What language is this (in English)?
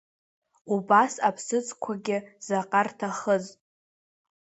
Abkhazian